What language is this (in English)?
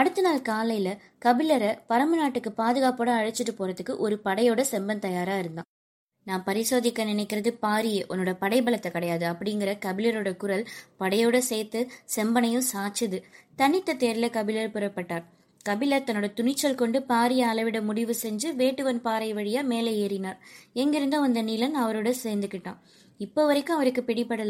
Tamil